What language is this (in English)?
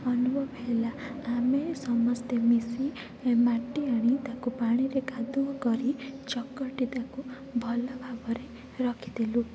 Odia